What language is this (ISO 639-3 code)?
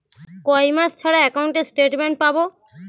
ben